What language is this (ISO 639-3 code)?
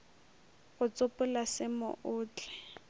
nso